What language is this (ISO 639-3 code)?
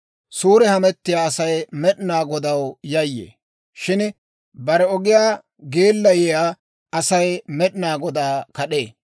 dwr